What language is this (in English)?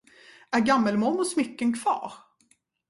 Swedish